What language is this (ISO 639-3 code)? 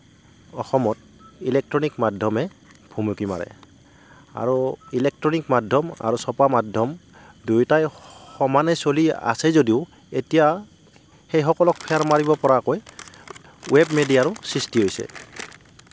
asm